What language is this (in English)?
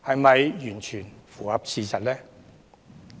Cantonese